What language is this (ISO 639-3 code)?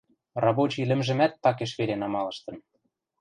mrj